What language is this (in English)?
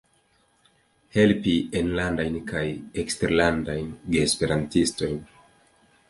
Esperanto